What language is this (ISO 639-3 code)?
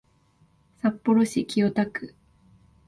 jpn